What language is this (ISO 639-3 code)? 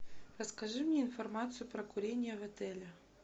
rus